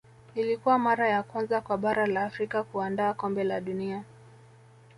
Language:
Swahili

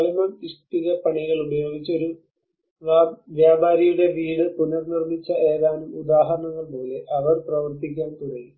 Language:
Malayalam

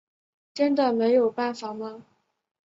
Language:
Chinese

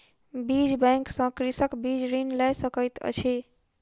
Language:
Maithili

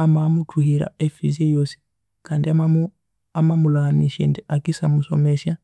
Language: Konzo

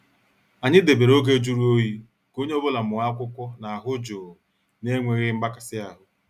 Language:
Igbo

